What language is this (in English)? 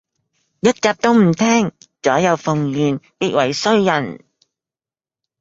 Cantonese